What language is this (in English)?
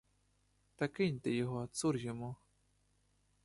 Ukrainian